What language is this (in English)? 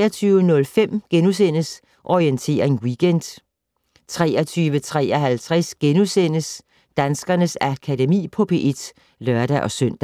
Danish